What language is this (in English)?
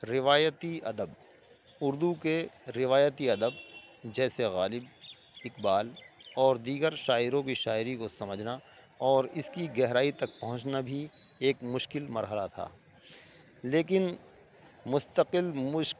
Urdu